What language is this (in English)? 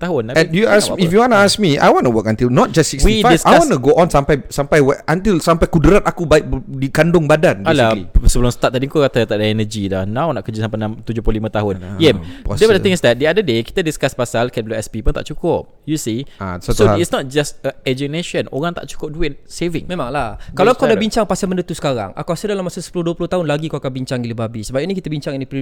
Malay